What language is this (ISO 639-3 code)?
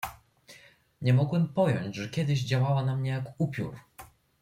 pol